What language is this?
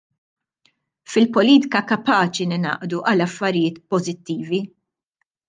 Maltese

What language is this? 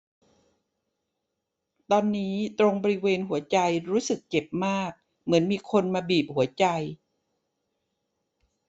Thai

